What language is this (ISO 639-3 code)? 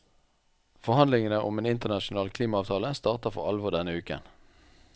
nor